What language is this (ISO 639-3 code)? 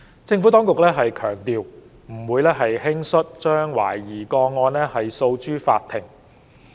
yue